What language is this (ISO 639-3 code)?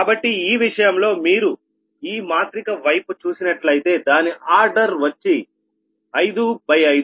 tel